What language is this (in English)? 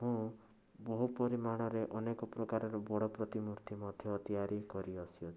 Odia